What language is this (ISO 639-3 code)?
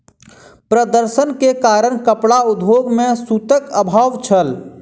mai